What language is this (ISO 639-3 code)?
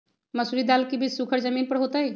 mag